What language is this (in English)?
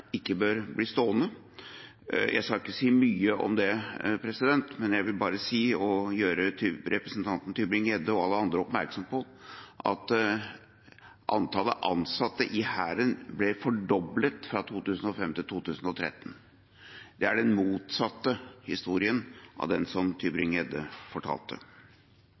Norwegian Bokmål